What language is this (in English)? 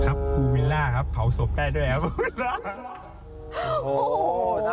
Thai